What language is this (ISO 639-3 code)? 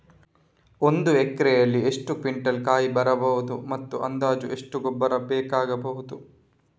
kan